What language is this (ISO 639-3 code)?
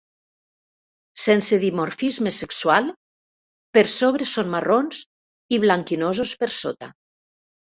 cat